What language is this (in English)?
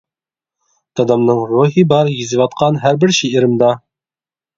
Uyghur